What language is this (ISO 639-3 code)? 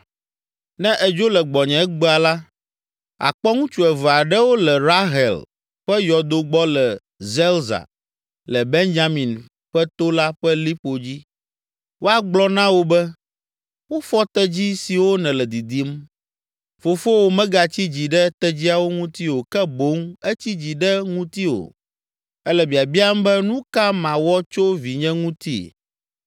ewe